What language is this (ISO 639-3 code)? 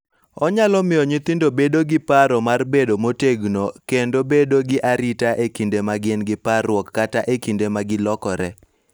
luo